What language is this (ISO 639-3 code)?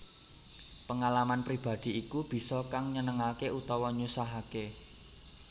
jav